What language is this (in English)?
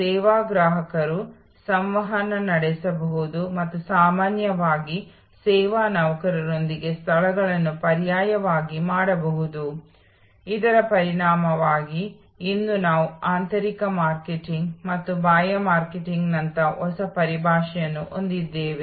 Kannada